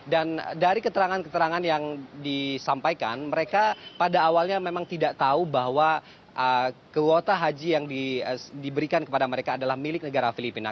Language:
Indonesian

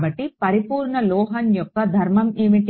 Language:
Telugu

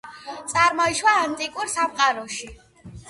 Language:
Georgian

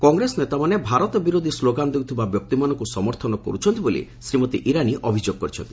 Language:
Odia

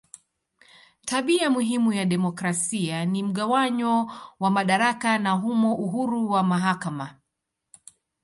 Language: Swahili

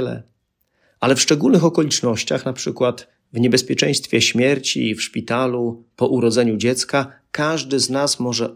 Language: Polish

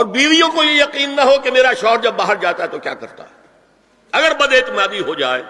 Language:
Urdu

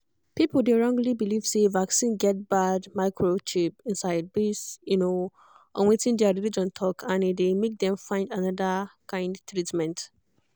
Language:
Nigerian Pidgin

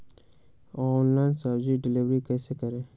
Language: Magahi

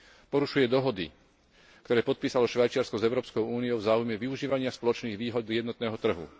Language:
Slovak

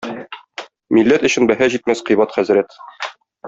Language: Tatar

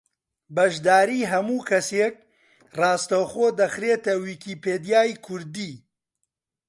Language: Central Kurdish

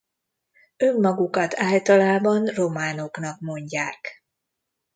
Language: Hungarian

